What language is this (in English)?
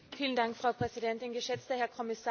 German